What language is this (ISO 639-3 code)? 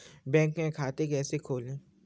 hin